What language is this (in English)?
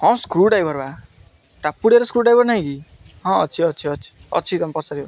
Odia